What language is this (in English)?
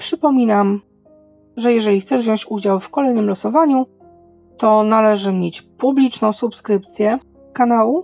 Polish